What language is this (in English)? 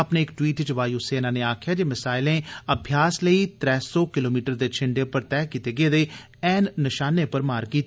Dogri